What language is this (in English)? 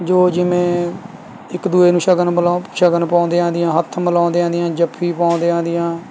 Punjabi